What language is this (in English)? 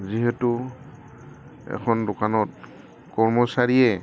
Assamese